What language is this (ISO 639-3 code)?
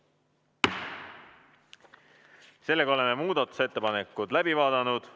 est